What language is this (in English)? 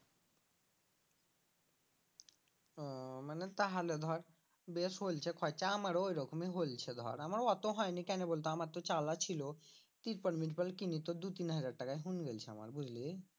Bangla